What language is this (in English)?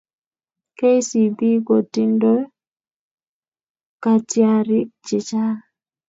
Kalenjin